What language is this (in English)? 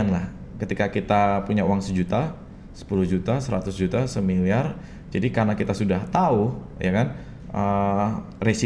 Indonesian